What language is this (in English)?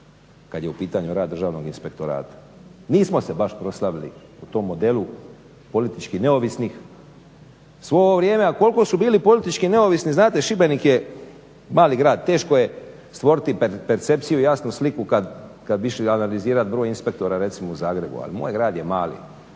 Croatian